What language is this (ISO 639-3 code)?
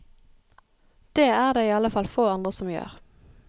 nor